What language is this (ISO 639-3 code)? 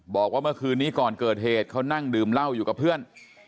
tha